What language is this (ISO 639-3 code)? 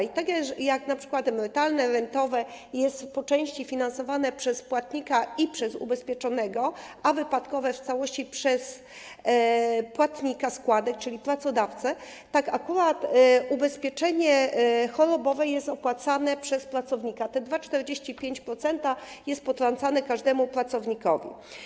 pol